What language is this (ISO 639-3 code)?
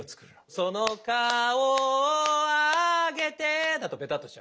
jpn